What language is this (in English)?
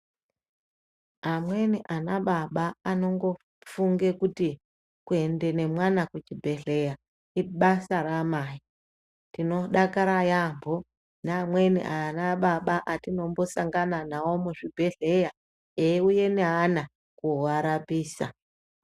Ndau